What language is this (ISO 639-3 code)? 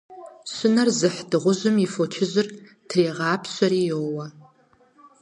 kbd